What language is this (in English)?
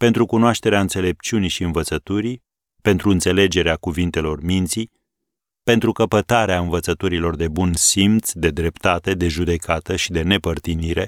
Romanian